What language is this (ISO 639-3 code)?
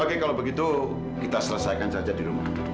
ind